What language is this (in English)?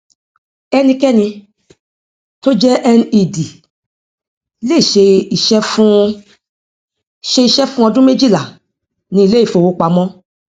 Yoruba